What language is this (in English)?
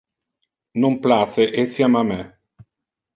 Interlingua